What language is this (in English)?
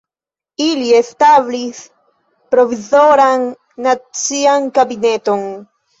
Esperanto